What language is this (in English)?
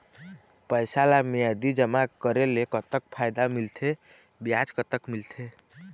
Chhattisgarhi